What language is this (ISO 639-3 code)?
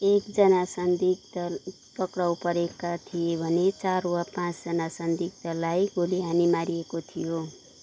nep